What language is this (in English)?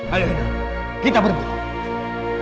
Indonesian